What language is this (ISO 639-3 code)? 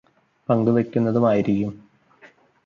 mal